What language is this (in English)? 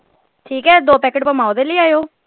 Punjabi